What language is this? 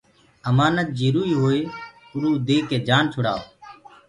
Gurgula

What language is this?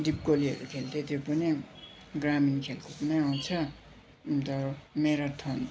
Nepali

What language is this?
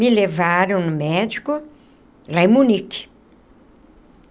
Portuguese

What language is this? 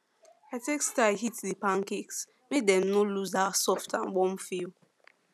Nigerian Pidgin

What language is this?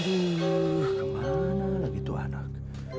Indonesian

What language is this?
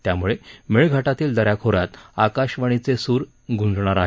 Marathi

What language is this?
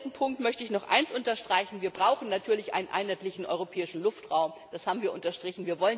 German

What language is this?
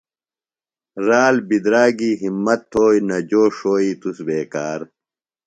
Phalura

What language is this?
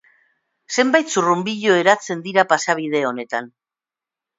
Basque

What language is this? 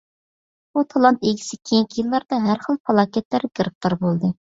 Uyghur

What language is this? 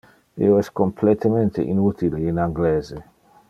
Interlingua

